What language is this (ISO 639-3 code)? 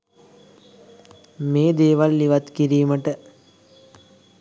sin